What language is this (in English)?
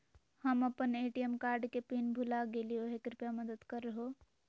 Magahi